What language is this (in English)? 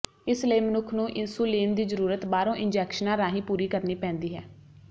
Punjabi